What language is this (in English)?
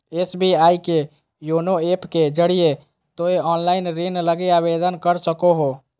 Magahi